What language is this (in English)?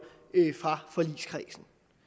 Danish